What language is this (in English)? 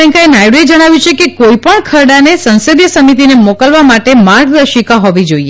Gujarati